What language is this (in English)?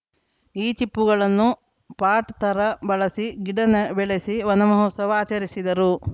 Kannada